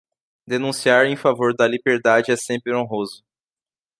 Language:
Portuguese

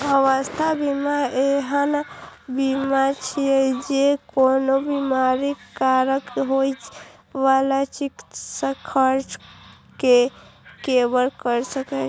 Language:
Maithili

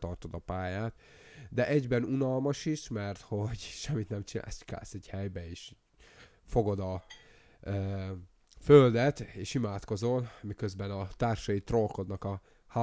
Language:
Hungarian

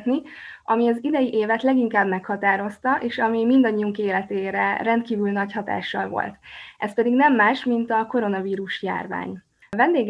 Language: Hungarian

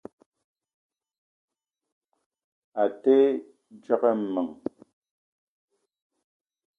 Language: Eton (Cameroon)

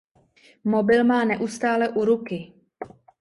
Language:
Czech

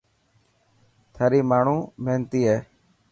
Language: Dhatki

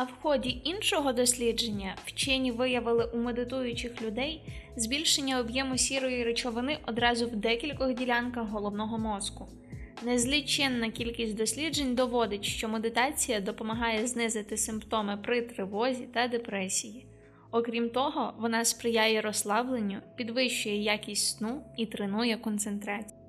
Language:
Ukrainian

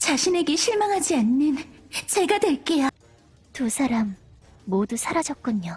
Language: Korean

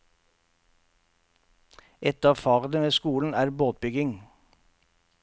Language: Norwegian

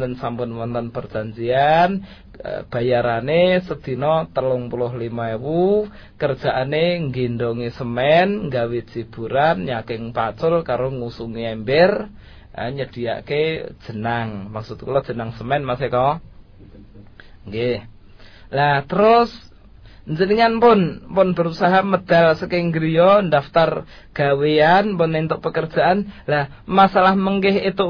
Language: Malay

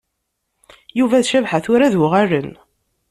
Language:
Kabyle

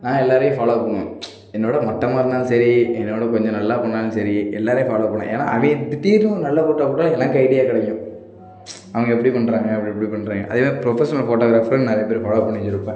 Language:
Tamil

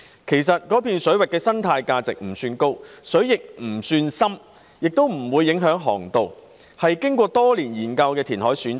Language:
Cantonese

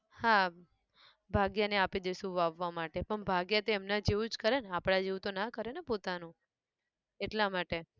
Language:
Gujarati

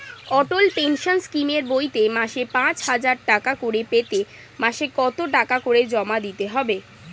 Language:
Bangla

